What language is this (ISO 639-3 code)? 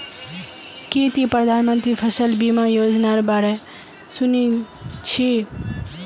mag